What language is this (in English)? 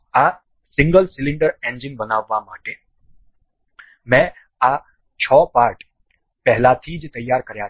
Gujarati